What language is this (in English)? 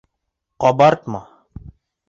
Bashkir